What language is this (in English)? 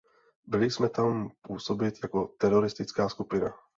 Czech